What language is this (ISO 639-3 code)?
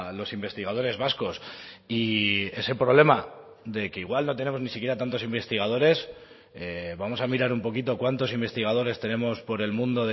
spa